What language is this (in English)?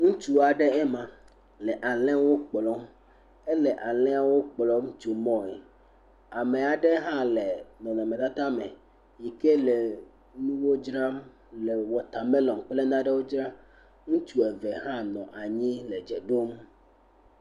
Ewe